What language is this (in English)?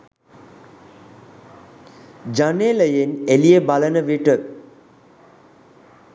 Sinhala